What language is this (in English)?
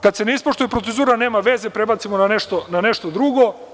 Serbian